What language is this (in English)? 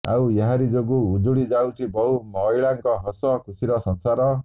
Odia